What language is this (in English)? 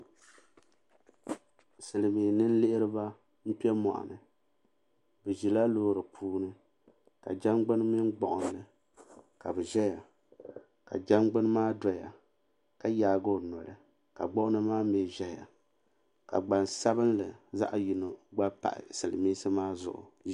Dagbani